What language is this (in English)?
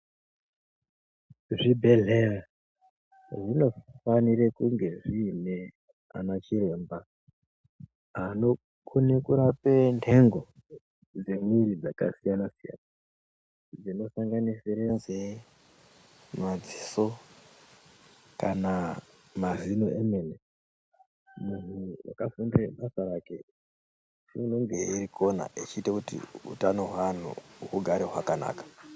Ndau